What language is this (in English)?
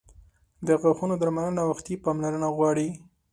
Pashto